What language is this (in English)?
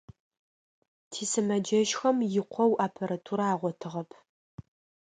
Adyghe